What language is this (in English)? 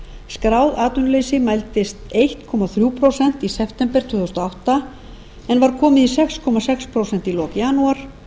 Icelandic